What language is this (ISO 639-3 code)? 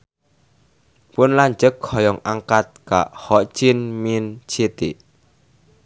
sun